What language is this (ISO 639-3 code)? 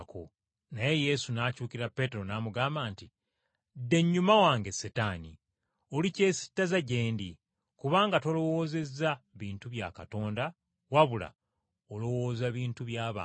lug